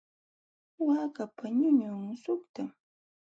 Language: Jauja Wanca Quechua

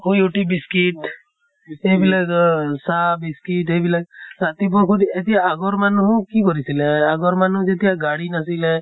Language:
Assamese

